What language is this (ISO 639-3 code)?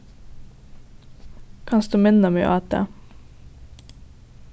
fao